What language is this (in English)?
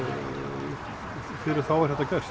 Icelandic